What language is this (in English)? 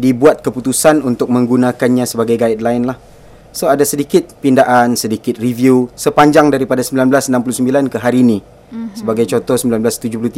Malay